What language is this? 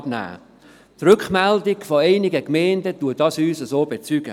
Swiss German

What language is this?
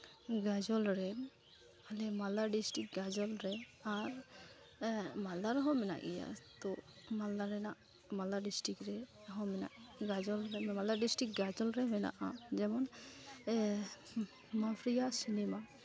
Santali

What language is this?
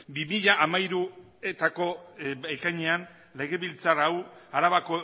Basque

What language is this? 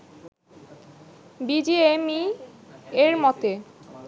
Bangla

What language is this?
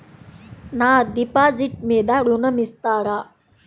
Telugu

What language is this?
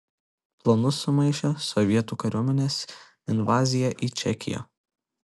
Lithuanian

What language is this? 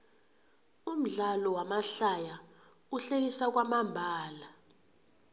South Ndebele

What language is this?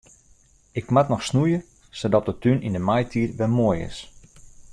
Western Frisian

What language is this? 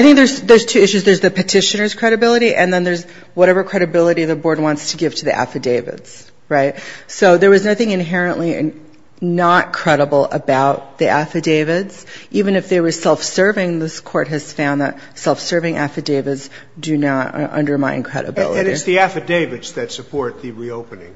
English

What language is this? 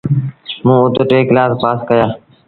Sindhi Bhil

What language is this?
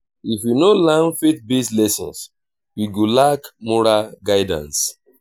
Nigerian Pidgin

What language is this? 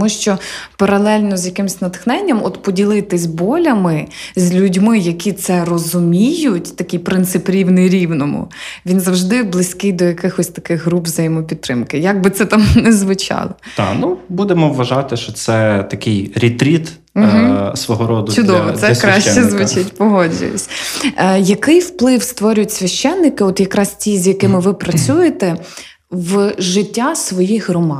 Ukrainian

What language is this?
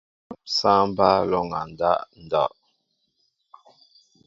Mbo (Cameroon)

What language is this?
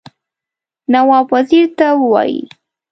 Pashto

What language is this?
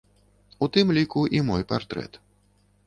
Belarusian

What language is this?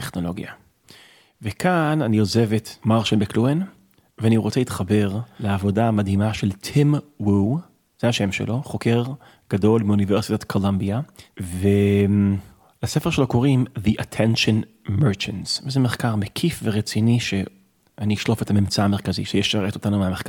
Hebrew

